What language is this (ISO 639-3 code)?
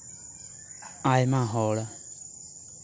sat